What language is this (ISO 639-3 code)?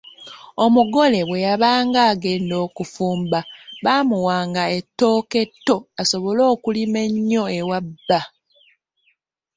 lug